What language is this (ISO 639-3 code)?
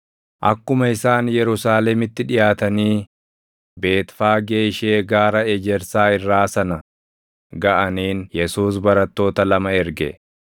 orm